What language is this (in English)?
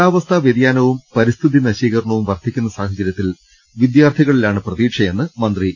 Malayalam